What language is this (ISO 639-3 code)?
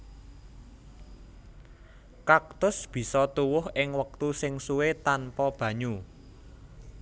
jav